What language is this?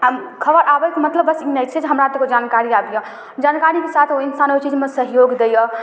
Maithili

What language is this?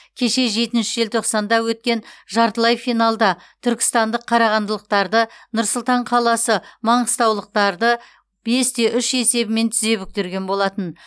Kazakh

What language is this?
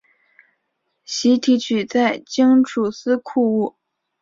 Chinese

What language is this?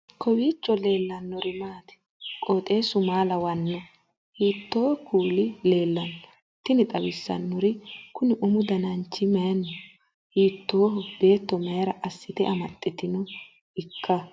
Sidamo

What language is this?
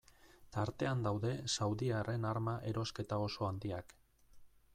Basque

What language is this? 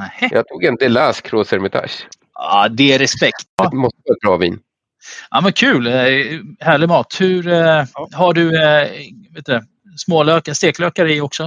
Swedish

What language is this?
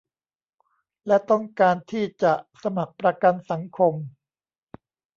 Thai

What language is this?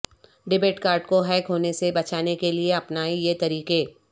Urdu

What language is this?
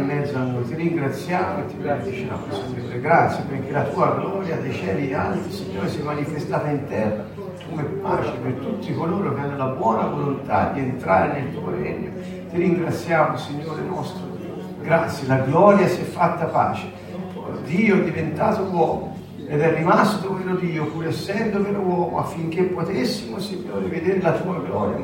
Italian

